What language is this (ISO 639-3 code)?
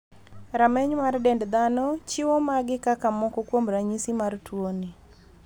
luo